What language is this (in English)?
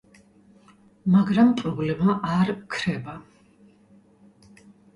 Georgian